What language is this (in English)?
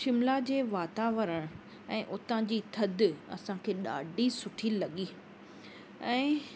Sindhi